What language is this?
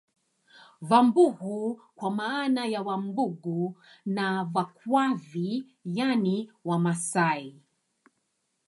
Swahili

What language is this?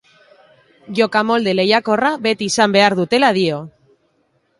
Basque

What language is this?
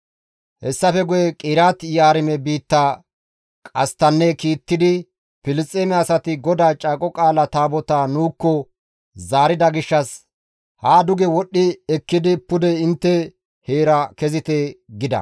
Gamo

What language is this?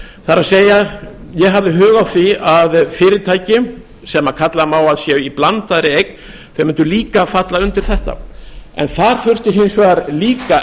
Icelandic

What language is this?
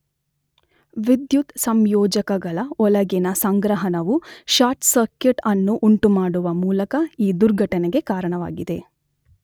Kannada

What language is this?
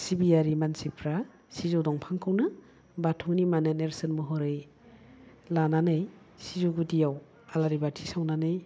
Bodo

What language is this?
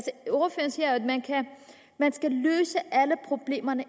Danish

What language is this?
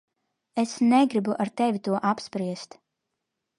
Latvian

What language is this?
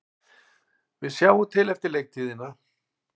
Icelandic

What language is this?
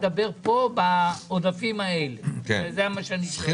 Hebrew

